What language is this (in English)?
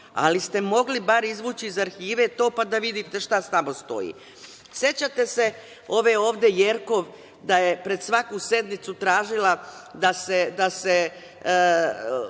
Serbian